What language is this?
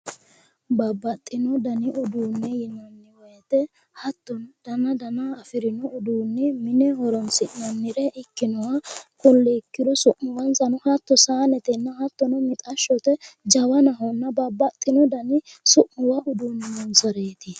Sidamo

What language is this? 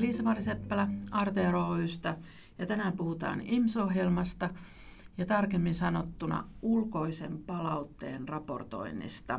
Finnish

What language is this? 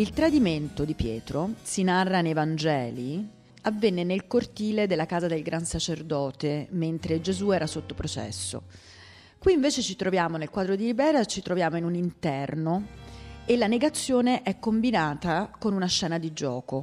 Italian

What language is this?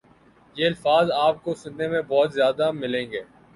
Urdu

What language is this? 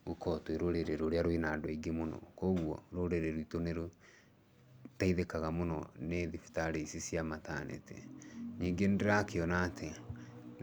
Kikuyu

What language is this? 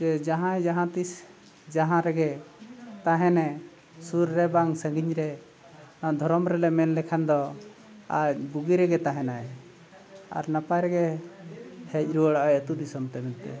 Santali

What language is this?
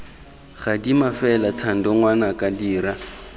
Tswana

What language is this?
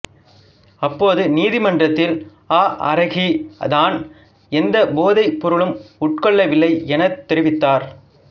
Tamil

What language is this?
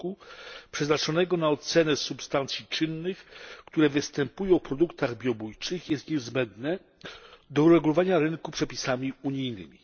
Polish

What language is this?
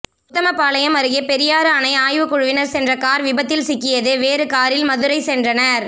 Tamil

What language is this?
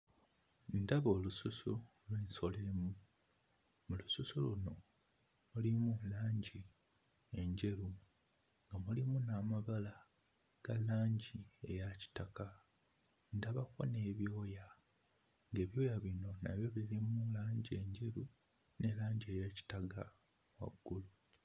Ganda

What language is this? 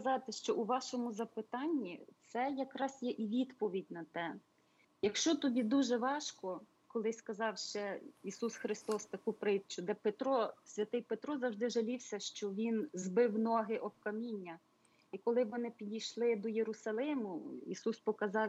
Ukrainian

